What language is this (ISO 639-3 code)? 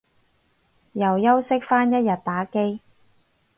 yue